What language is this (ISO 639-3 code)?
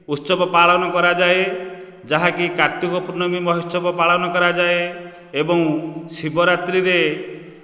ori